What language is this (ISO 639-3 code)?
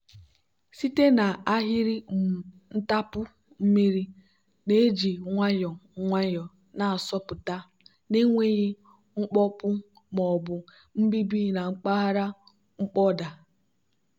ibo